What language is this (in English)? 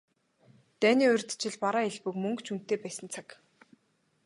Mongolian